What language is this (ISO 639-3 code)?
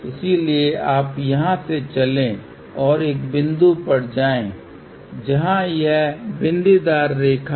hin